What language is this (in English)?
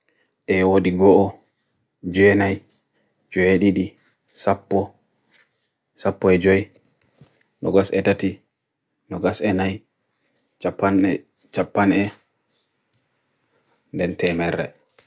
Bagirmi Fulfulde